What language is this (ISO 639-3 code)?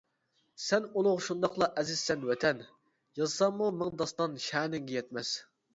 uig